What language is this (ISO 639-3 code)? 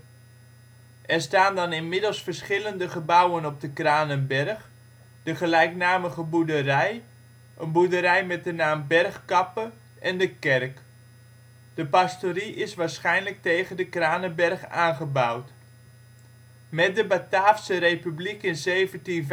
nld